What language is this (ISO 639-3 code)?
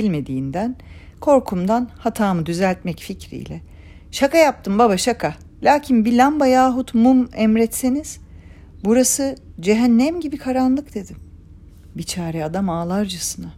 tur